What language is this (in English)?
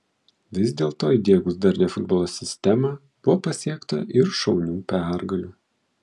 Lithuanian